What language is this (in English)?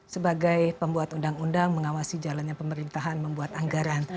Indonesian